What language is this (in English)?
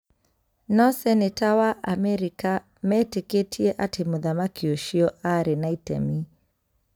Kikuyu